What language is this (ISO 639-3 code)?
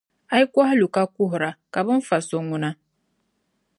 dag